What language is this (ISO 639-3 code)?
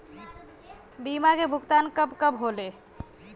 bho